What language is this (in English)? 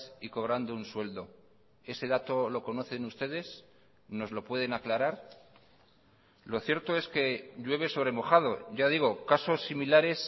Spanish